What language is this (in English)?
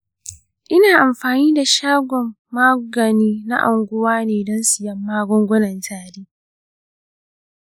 Hausa